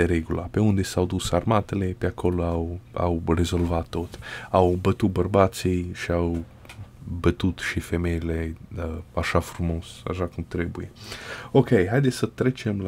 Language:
Romanian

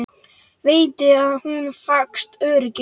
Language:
Icelandic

